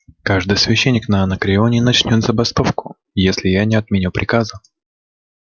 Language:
Russian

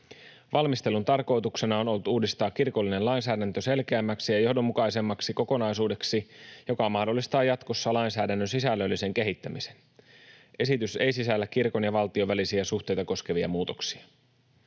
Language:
Finnish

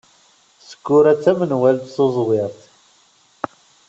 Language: Kabyle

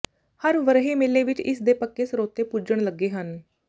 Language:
Punjabi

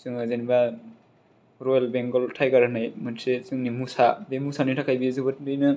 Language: Bodo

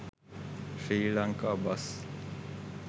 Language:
Sinhala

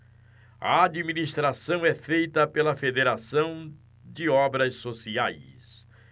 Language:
Portuguese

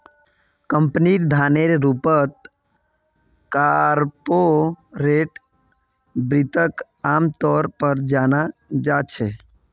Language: Magahi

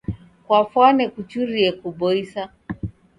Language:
Taita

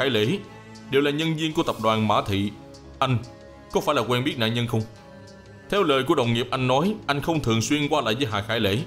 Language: Vietnamese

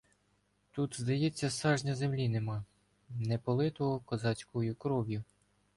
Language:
Ukrainian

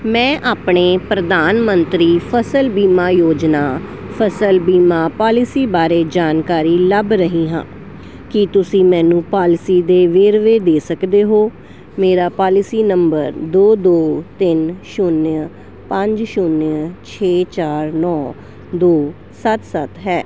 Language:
Punjabi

